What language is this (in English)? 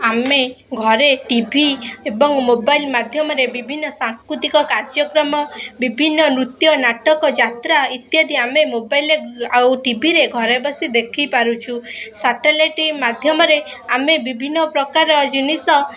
Odia